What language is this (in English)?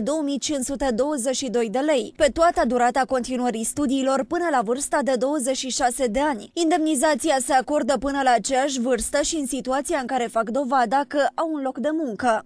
Romanian